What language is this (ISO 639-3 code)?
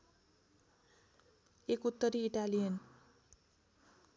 nep